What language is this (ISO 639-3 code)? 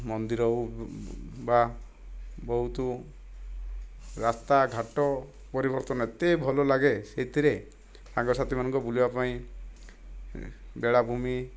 ori